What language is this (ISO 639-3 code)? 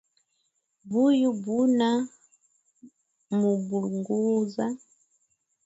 swa